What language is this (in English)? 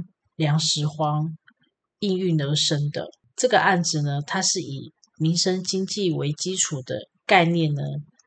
Chinese